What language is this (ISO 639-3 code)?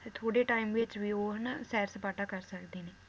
pan